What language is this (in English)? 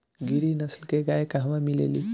Bhojpuri